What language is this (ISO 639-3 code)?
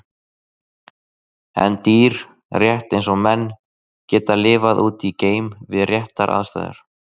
isl